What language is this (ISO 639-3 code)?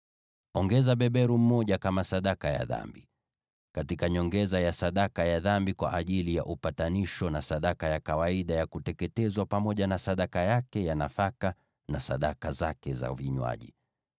swa